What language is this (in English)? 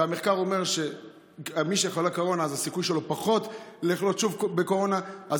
Hebrew